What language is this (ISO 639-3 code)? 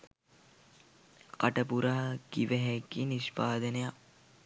sin